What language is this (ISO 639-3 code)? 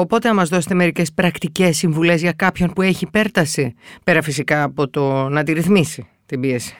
ell